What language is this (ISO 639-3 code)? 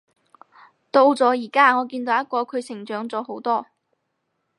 yue